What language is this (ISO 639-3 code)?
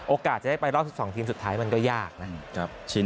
tha